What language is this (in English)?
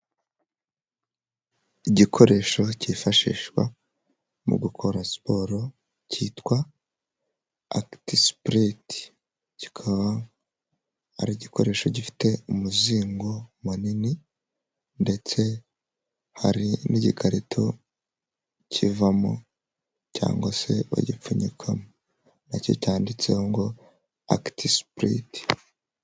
Kinyarwanda